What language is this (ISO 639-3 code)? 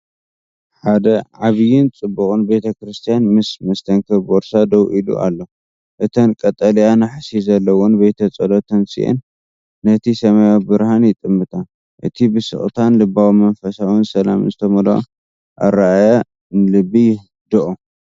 tir